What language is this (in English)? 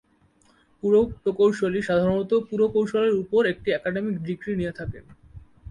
Bangla